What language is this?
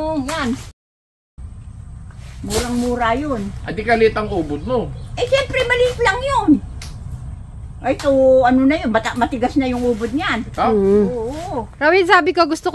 Filipino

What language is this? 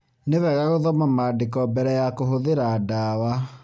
Kikuyu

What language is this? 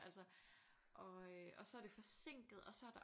Danish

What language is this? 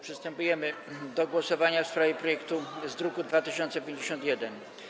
Polish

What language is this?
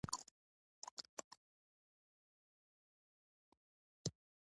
Pashto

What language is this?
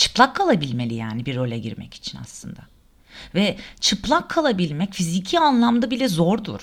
Turkish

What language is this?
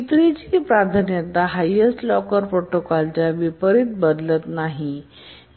Marathi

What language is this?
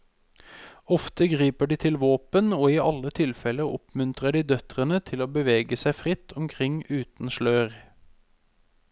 Norwegian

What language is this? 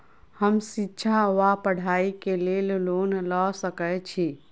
Maithili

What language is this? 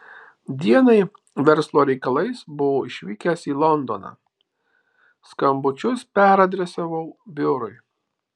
Lithuanian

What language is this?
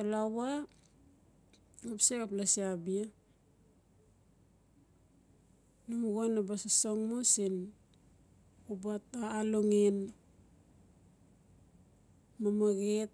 Notsi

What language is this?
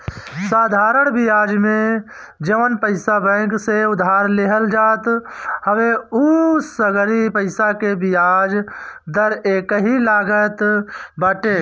Bhojpuri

